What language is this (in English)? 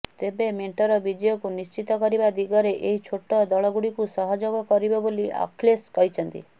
Odia